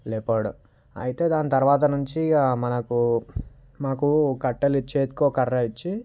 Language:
Telugu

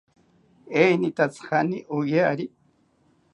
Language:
South Ucayali Ashéninka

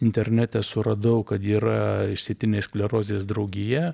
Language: Lithuanian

